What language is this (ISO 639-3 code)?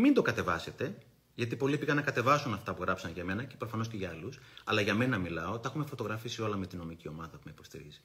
ell